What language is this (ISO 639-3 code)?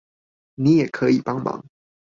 zho